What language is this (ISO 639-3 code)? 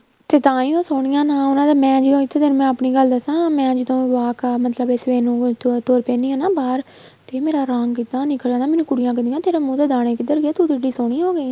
pan